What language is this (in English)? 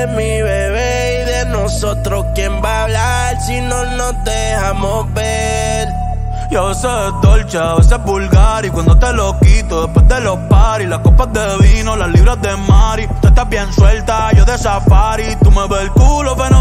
Italian